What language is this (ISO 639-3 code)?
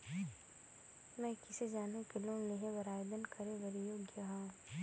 hne